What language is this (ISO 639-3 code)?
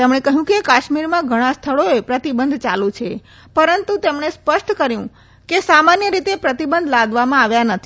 guj